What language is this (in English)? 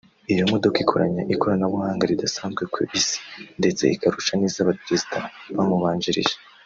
Kinyarwanda